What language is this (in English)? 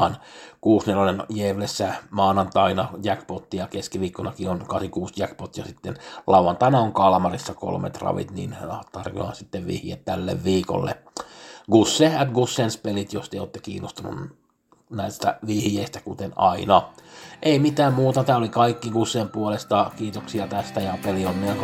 Finnish